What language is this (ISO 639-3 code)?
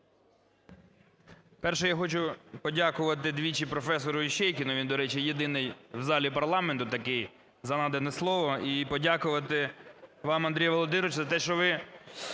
ukr